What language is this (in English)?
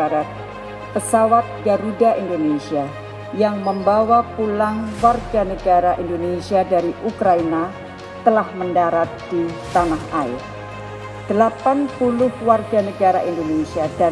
Indonesian